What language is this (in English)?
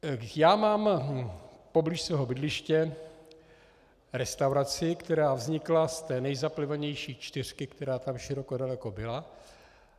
Czech